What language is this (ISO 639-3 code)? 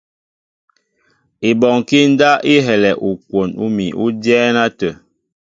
mbo